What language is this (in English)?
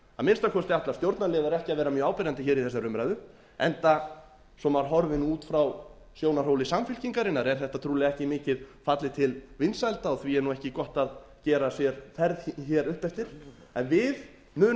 Icelandic